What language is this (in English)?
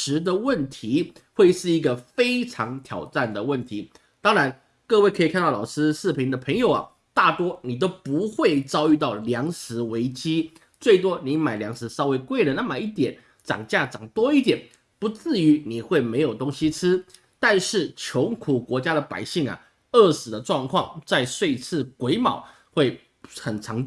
Chinese